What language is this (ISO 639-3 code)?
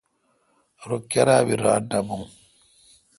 xka